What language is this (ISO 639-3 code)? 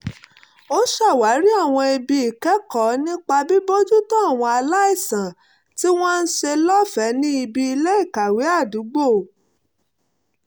yor